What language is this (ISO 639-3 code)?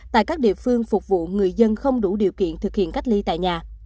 vie